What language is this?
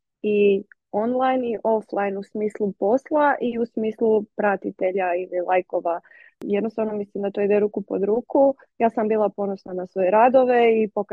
Croatian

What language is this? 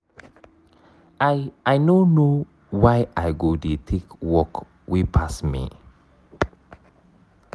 Nigerian Pidgin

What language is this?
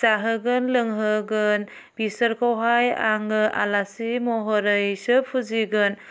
Bodo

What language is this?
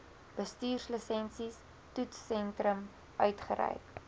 Afrikaans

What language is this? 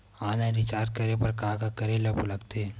Chhattisgarhi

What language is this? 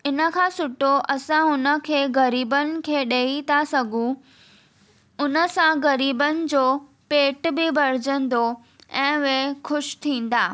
Sindhi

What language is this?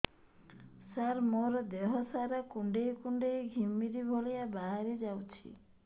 Odia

